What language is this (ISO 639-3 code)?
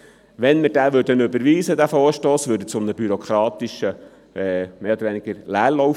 gsw